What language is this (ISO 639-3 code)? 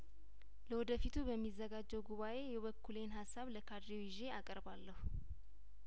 amh